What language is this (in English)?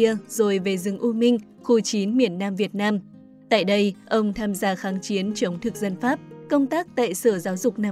Vietnamese